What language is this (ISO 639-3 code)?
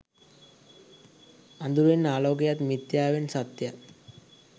sin